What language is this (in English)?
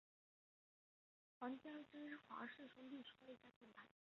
Chinese